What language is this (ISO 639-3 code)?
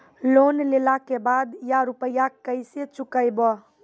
mai